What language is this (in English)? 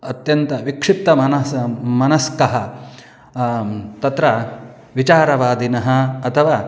Sanskrit